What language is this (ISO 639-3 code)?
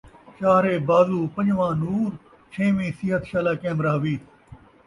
skr